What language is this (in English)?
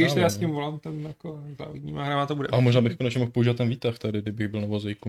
Czech